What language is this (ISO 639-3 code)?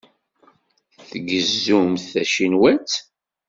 kab